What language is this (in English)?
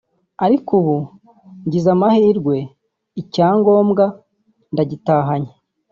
Kinyarwanda